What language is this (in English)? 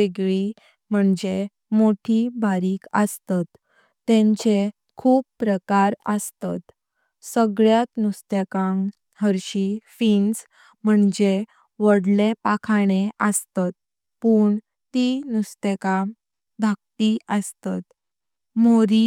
Konkani